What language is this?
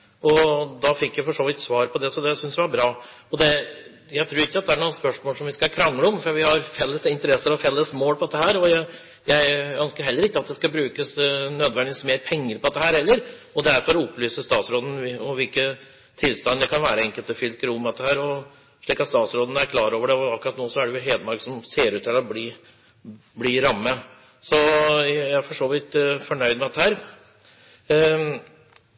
Norwegian Nynorsk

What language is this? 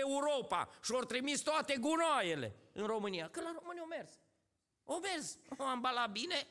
Romanian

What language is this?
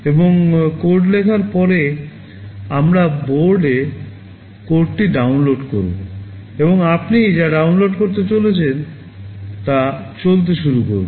Bangla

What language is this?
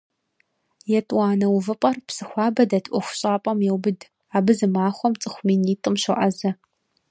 Kabardian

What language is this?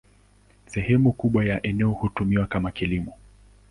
Swahili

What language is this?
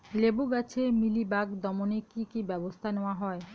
Bangla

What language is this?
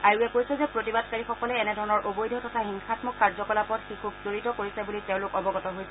Assamese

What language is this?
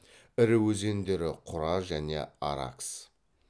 Kazakh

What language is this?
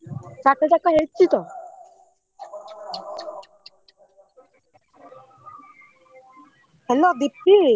Odia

